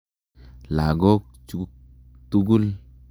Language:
Kalenjin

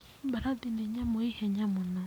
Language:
Kikuyu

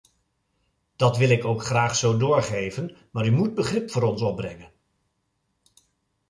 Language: Dutch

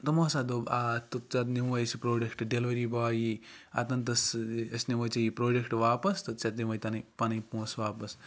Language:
Kashmiri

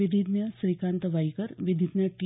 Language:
Marathi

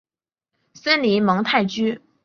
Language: Chinese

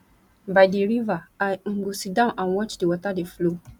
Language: Nigerian Pidgin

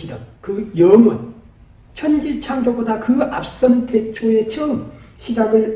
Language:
Korean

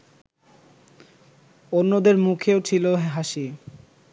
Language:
Bangla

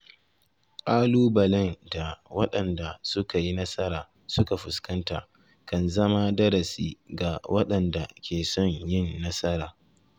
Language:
Hausa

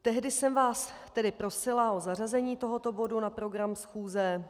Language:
Czech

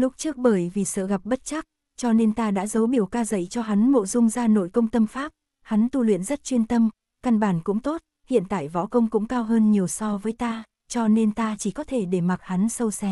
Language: Vietnamese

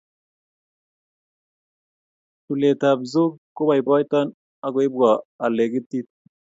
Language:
Kalenjin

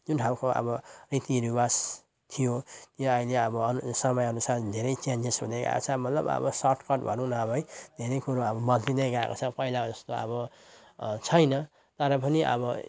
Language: Nepali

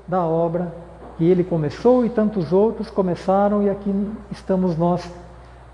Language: Portuguese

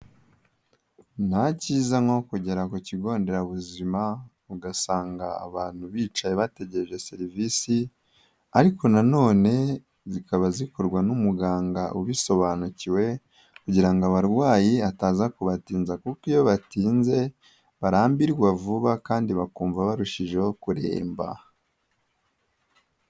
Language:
Kinyarwanda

